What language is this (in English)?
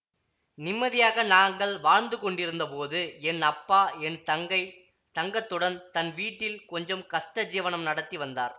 Tamil